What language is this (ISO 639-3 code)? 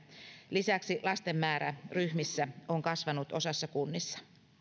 fin